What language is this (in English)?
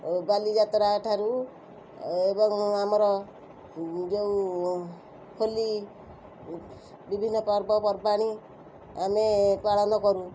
Odia